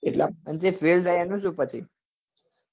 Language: Gujarati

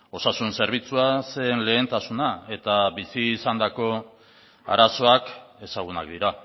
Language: Basque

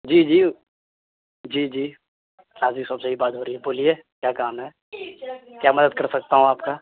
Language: Urdu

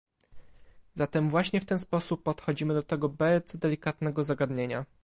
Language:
Polish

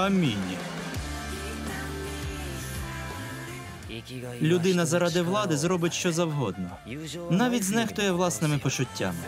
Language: Ukrainian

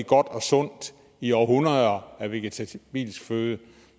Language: Danish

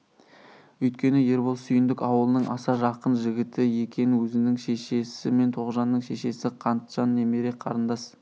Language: Kazakh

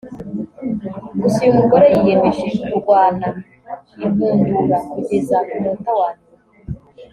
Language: Kinyarwanda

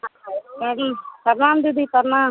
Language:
Maithili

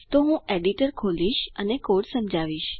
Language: Gujarati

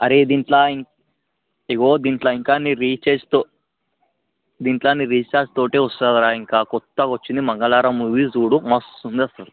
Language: Telugu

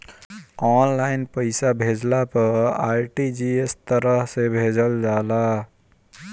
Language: Bhojpuri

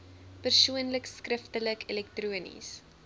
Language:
Afrikaans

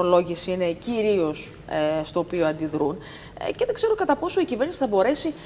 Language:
Greek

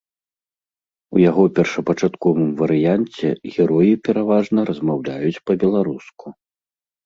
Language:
Belarusian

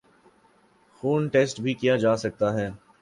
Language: Urdu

